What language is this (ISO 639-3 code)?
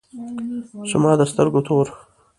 pus